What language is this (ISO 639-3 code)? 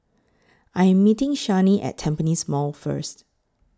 eng